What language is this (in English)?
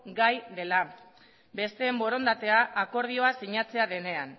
Basque